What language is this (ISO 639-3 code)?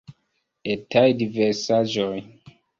epo